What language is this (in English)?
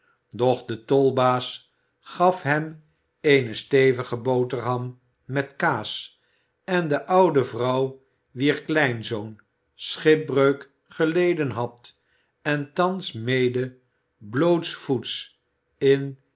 Dutch